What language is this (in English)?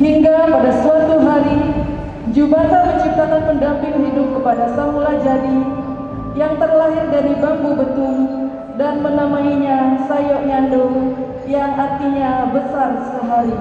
Indonesian